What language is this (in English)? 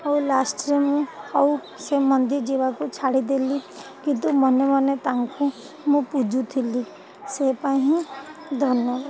Odia